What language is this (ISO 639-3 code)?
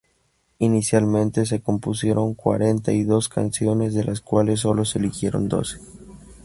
spa